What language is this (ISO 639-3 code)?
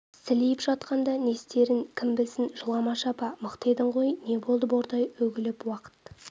kaz